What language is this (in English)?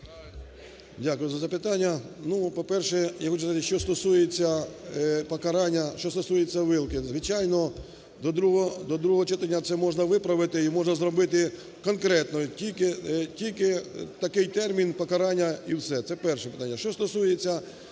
Ukrainian